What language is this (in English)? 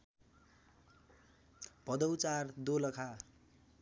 Nepali